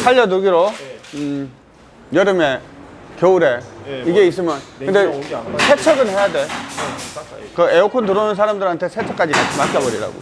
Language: Korean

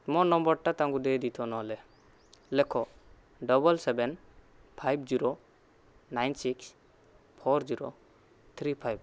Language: Odia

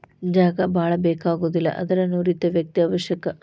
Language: Kannada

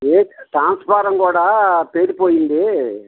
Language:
Telugu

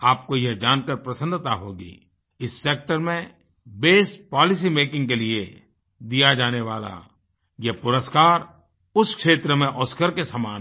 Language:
Hindi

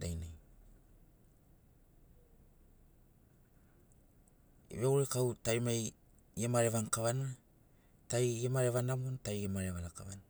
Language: Sinaugoro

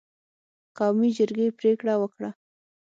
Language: Pashto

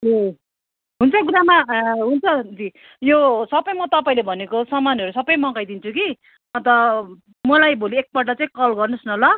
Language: Nepali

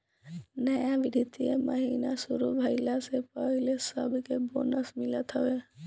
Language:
Bhojpuri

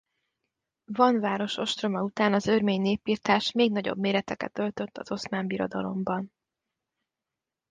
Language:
Hungarian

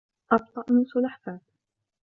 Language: Arabic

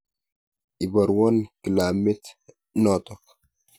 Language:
Kalenjin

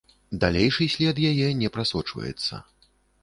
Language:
Belarusian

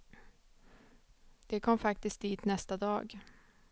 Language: Swedish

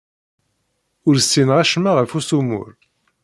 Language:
Kabyle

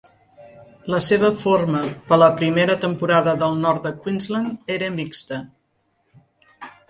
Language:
Catalan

